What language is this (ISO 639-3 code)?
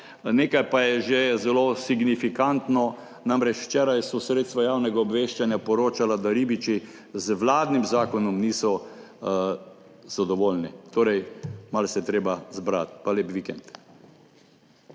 slv